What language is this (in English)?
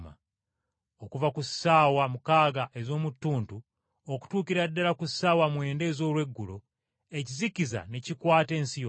Ganda